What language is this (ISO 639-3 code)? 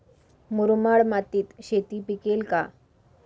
mar